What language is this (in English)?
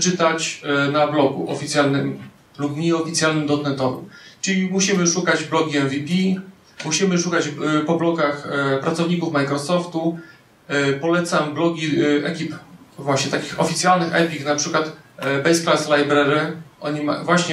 Polish